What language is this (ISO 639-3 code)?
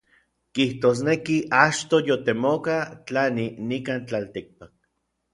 nlv